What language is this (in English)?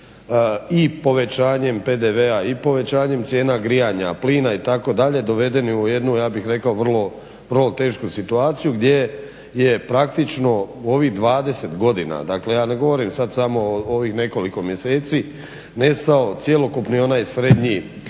Croatian